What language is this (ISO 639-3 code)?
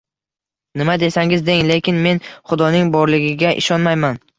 uzb